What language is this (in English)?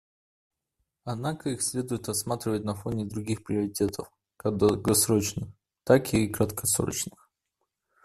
Russian